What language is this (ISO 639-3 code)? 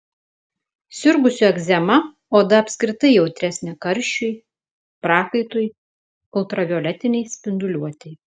lit